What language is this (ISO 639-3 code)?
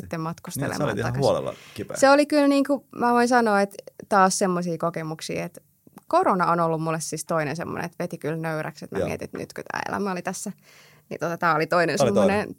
fin